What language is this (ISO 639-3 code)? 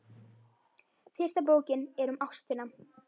isl